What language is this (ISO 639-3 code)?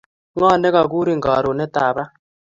kln